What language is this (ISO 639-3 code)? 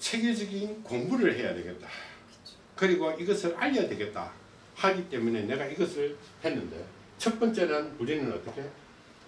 kor